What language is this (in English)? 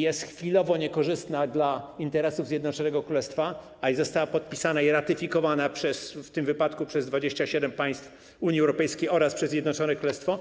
Polish